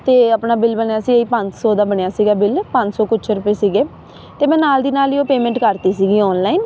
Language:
Punjabi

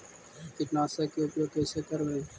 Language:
Magahi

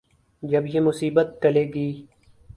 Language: Urdu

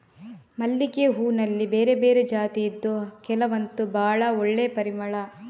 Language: Kannada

